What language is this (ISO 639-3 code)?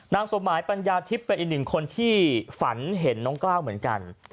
tha